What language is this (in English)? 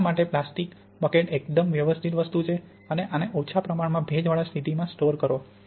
Gujarati